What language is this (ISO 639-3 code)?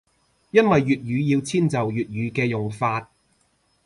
yue